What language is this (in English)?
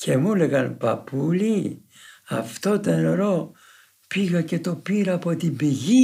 Greek